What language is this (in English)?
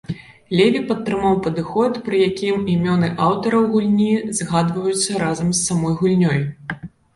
Belarusian